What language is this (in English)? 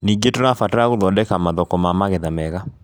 Kikuyu